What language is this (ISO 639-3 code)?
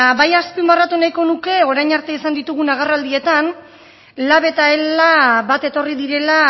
eus